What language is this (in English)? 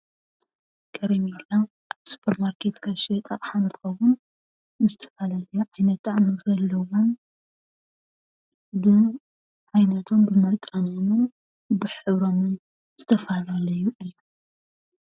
Tigrinya